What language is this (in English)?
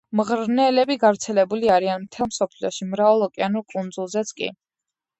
Georgian